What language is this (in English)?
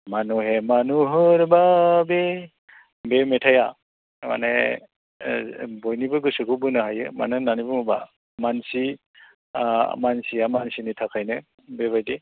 Bodo